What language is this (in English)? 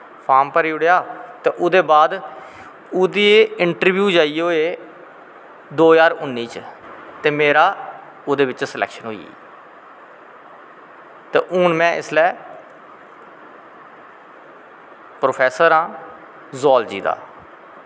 Dogri